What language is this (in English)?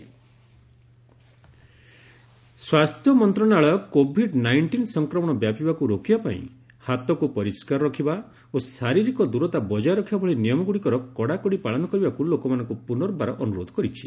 Odia